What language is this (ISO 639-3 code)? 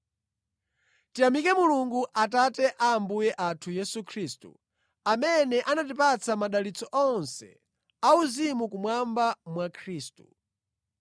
nya